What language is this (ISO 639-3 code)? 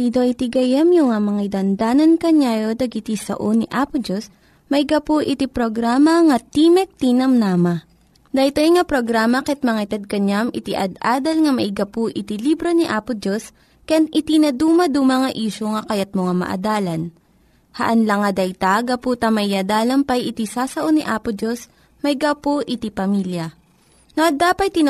fil